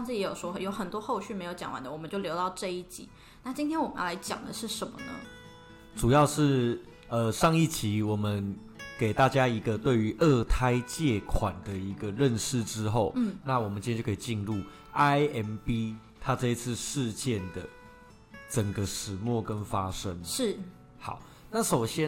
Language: Chinese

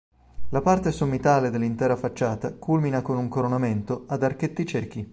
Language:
Italian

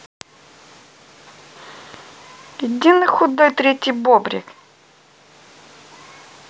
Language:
Russian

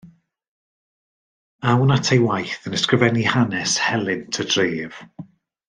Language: Welsh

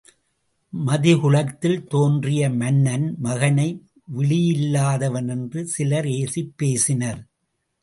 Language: Tamil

